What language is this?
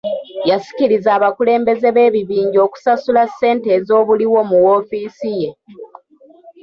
Ganda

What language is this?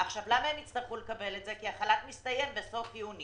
Hebrew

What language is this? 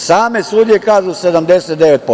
Serbian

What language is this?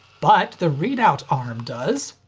English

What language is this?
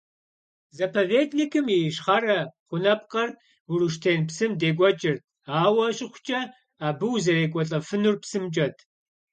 Kabardian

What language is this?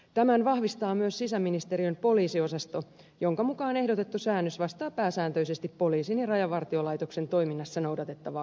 Finnish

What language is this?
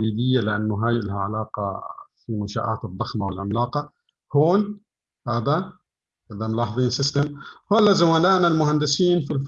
Arabic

